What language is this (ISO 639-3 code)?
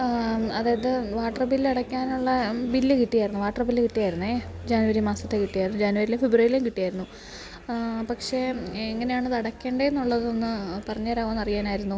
mal